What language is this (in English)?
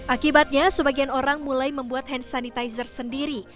Indonesian